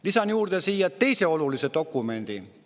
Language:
Estonian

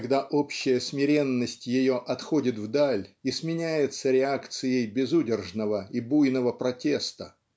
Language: Russian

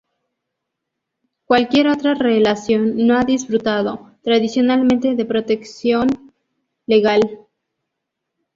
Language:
Spanish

